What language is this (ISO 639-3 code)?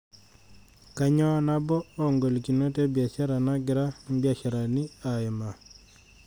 mas